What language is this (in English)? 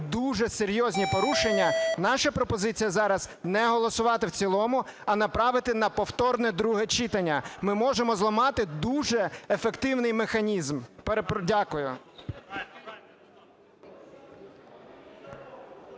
Ukrainian